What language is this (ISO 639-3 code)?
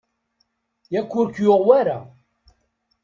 kab